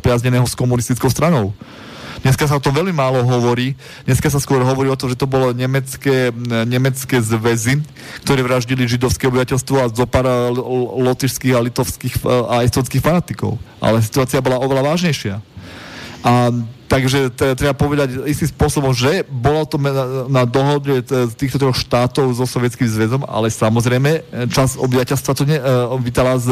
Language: Slovak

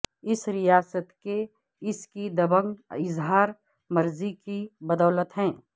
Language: Urdu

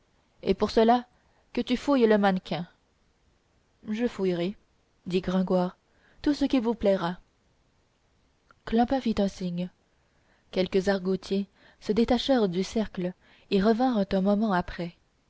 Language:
French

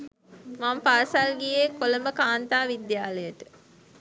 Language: Sinhala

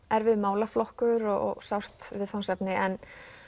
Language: Icelandic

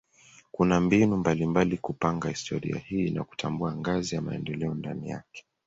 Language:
Swahili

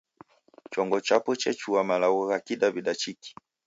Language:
Taita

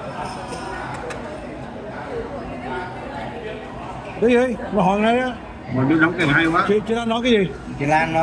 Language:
Vietnamese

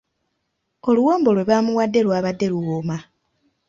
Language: Ganda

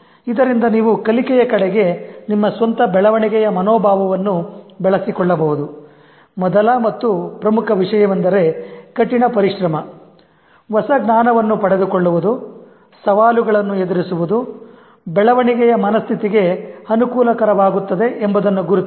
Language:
Kannada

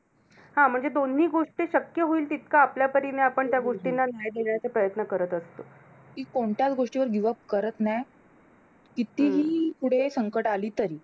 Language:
Marathi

